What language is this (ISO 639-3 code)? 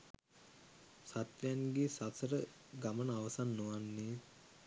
sin